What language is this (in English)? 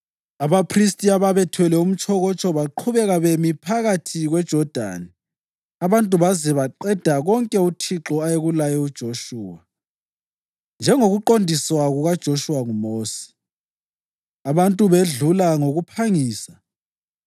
North Ndebele